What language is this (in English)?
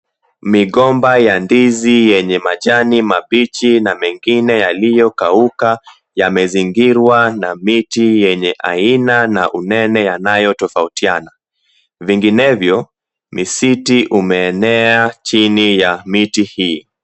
Swahili